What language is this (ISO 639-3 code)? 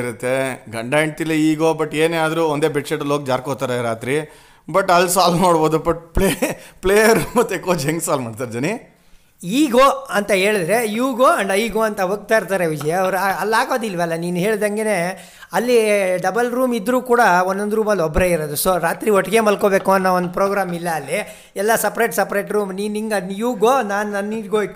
kan